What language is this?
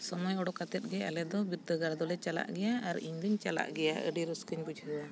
Santali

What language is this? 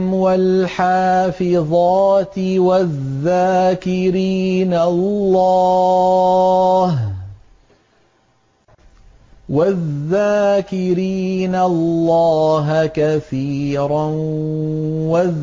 Arabic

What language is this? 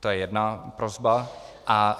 Czech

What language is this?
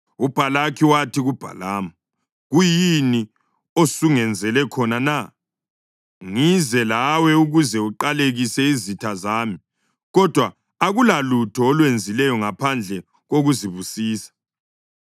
North Ndebele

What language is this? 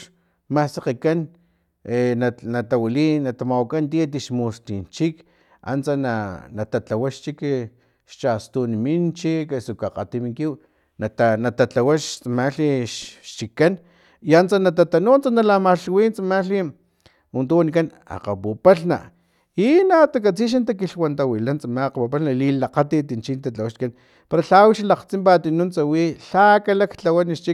Filomena Mata-Coahuitlán Totonac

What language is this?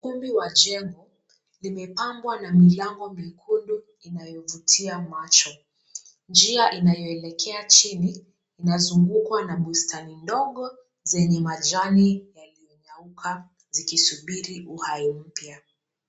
Swahili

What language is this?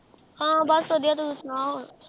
Punjabi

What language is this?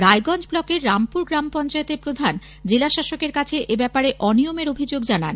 Bangla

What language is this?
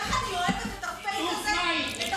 Hebrew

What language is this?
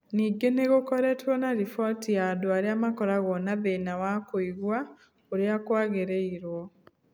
Kikuyu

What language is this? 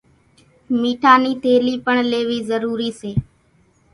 Kachi Koli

